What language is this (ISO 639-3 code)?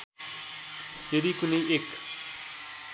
nep